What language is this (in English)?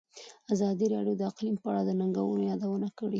Pashto